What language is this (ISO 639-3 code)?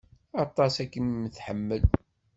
kab